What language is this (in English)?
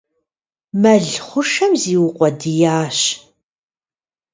Kabardian